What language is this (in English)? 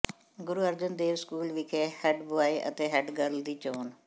Punjabi